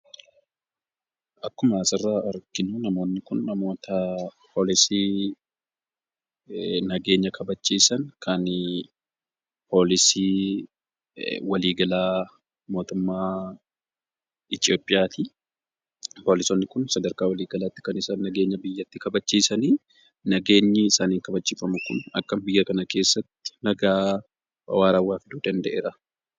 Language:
Oromo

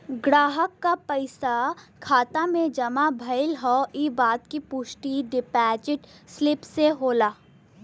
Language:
Bhojpuri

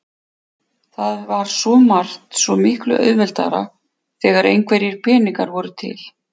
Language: Icelandic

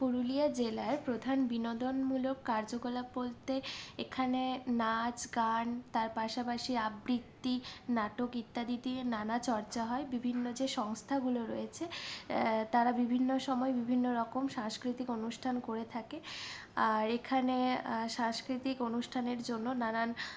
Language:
Bangla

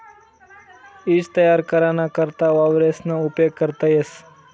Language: Marathi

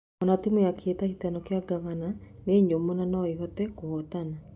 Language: Kikuyu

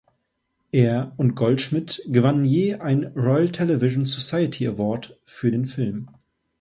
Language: German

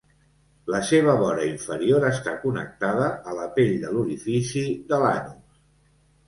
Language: Catalan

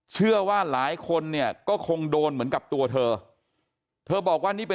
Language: Thai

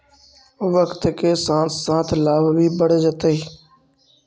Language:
Magahi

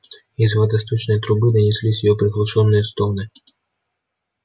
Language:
Russian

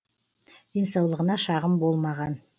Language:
Kazakh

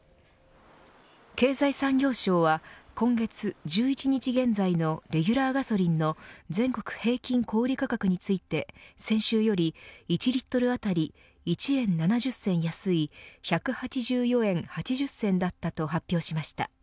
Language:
Japanese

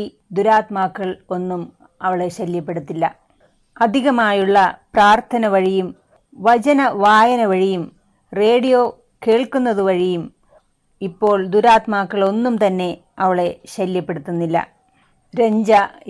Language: Malayalam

